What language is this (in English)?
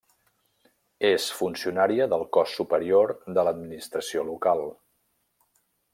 Catalan